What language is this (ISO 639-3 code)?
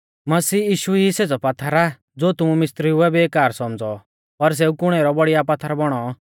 bfz